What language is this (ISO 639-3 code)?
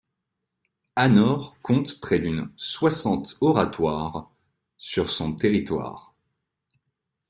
fra